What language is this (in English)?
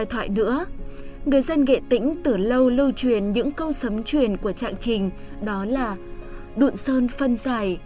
Vietnamese